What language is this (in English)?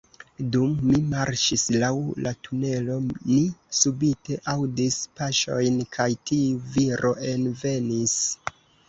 Esperanto